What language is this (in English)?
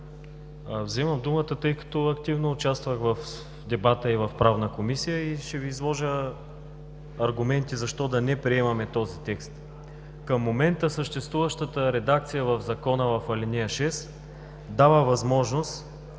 Bulgarian